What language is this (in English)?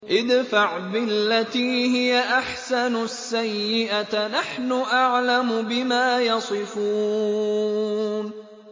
Arabic